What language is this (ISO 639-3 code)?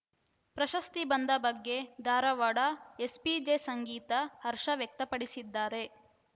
kan